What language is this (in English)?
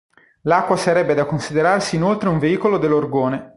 Italian